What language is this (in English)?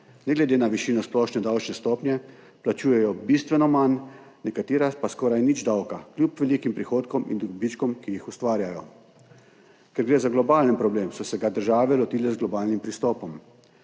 Slovenian